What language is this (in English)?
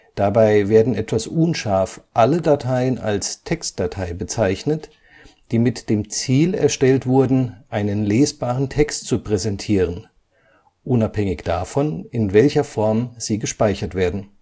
German